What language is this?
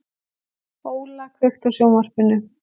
Icelandic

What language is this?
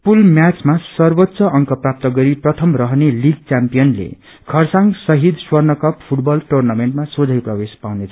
Nepali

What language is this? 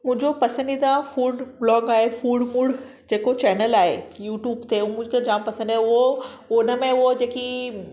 Sindhi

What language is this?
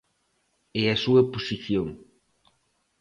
Galician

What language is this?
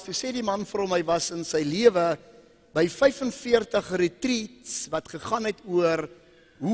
Dutch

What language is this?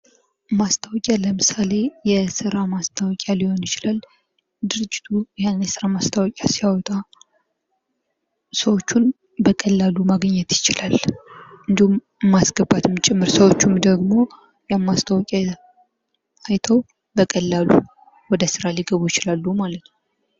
Amharic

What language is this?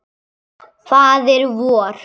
Icelandic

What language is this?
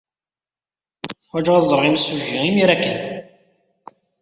Kabyle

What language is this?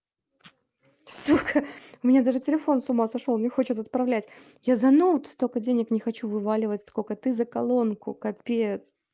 Russian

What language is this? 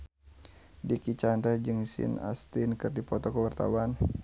Sundanese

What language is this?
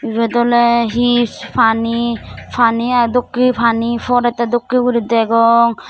Chakma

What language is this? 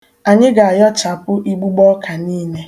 Igbo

